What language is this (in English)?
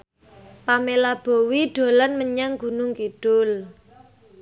Javanese